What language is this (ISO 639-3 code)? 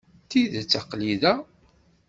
kab